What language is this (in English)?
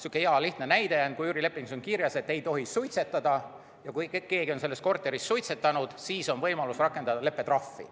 Estonian